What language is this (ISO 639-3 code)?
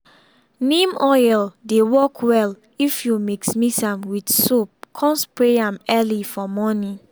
pcm